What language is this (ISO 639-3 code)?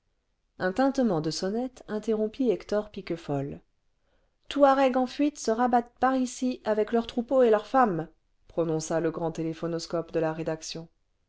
fra